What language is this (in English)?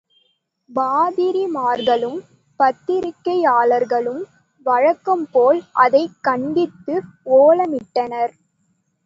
Tamil